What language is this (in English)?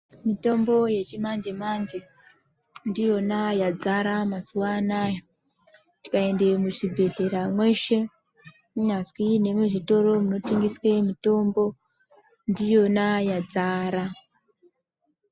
Ndau